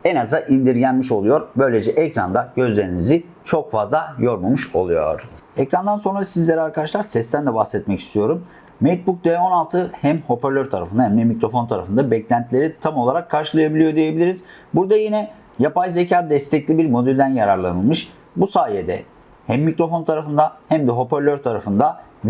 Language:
Turkish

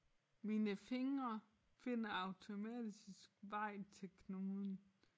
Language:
Danish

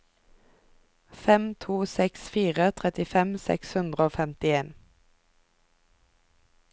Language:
Norwegian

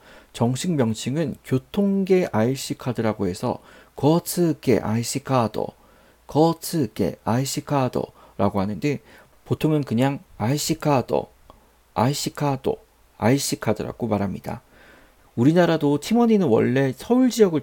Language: Korean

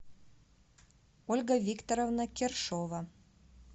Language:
Russian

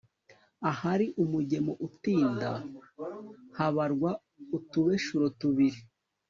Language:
Kinyarwanda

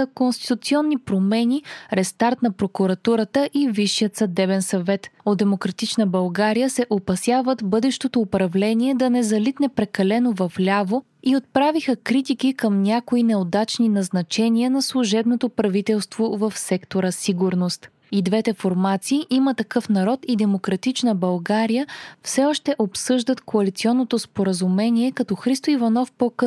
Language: Bulgarian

